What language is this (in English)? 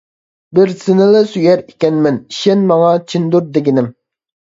Uyghur